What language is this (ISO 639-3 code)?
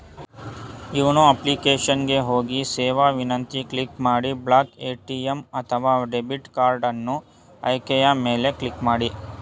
kan